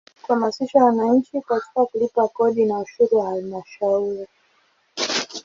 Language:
Swahili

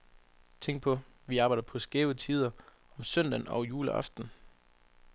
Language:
Danish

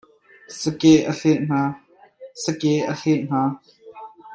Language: Hakha Chin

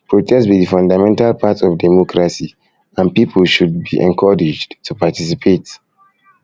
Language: Nigerian Pidgin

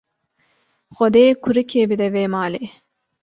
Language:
Kurdish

